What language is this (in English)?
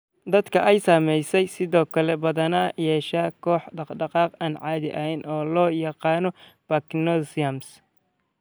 Somali